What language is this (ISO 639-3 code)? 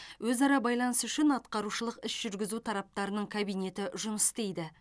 kaz